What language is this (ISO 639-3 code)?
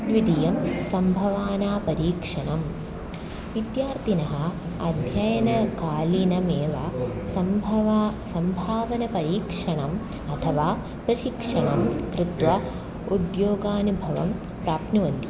san